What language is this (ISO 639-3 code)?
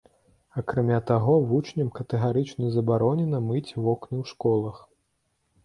bel